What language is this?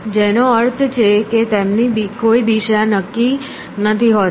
Gujarati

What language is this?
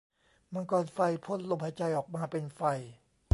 Thai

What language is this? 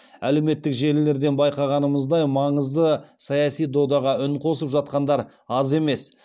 Kazakh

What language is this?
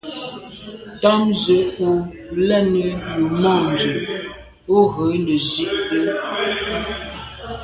Medumba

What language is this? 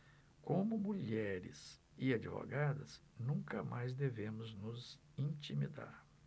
Portuguese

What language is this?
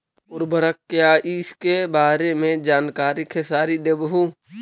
Magahi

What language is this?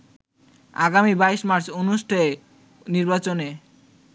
Bangla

